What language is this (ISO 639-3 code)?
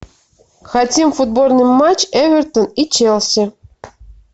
rus